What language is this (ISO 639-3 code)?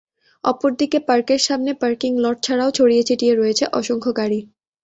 ben